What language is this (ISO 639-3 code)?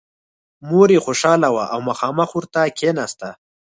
pus